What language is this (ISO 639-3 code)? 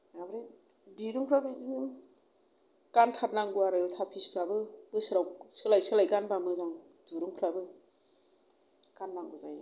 brx